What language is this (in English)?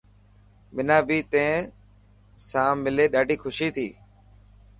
Dhatki